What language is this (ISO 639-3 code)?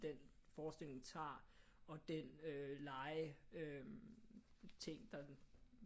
dan